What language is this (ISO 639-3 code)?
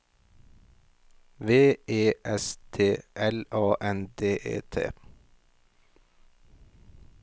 nor